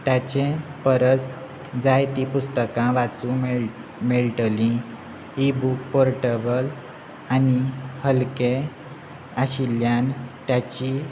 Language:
Konkani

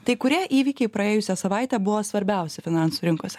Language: Lithuanian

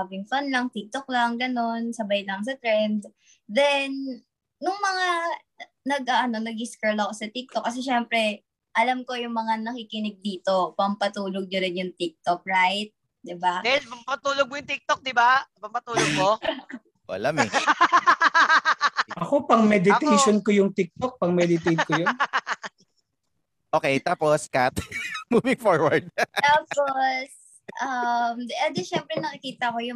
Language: Filipino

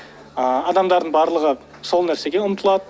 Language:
Kazakh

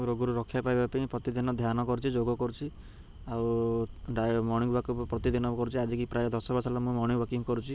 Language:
Odia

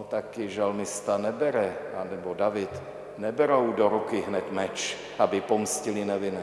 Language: Czech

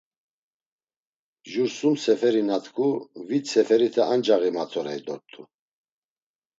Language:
Laz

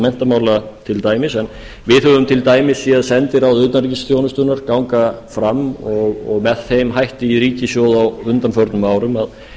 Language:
Icelandic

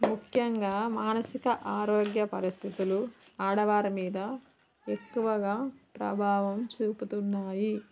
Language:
Telugu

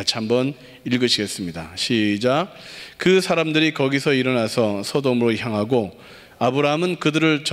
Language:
Korean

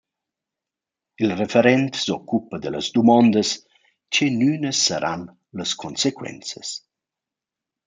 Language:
Romansh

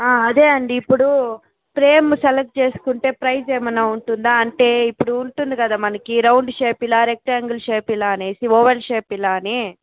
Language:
Telugu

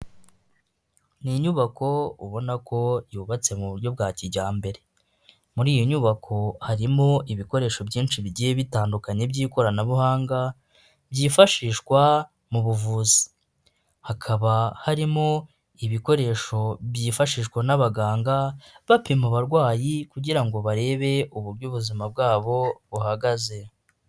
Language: Kinyarwanda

